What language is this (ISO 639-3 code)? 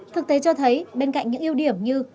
vie